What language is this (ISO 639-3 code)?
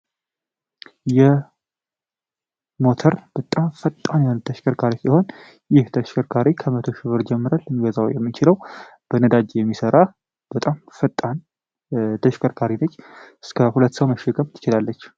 amh